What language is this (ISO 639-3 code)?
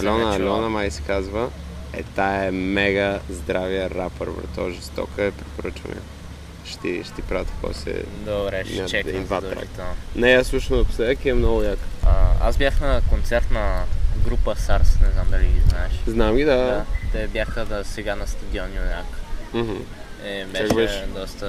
bul